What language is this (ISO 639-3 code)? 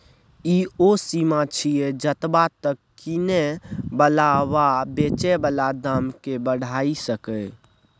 mai